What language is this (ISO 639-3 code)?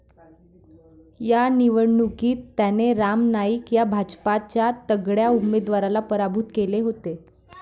mar